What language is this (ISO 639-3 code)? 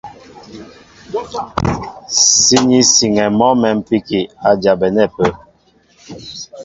mbo